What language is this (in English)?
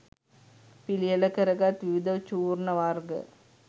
Sinhala